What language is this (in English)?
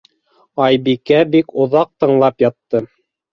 Bashkir